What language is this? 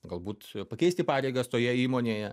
Lithuanian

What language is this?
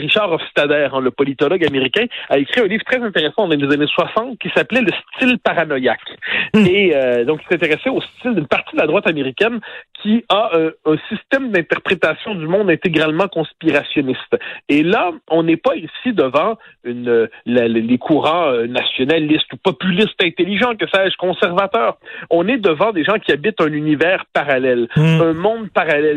French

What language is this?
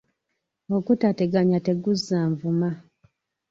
Ganda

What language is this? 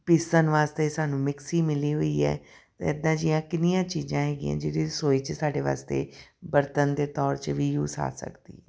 Punjabi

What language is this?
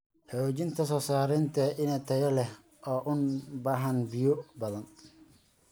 Somali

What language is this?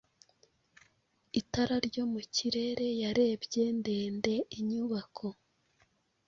Kinyarwanda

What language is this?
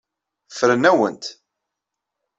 Kabyle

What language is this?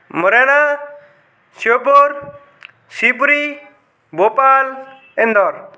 Hindi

